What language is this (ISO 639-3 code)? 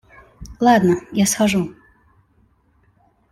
rus